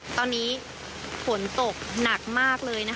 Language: Thai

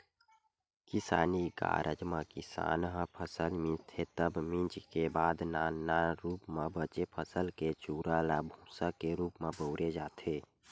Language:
Chhattisgarhi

